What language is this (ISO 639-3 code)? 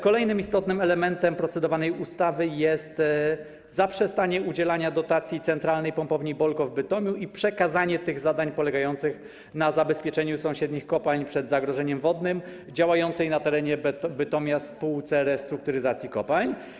pol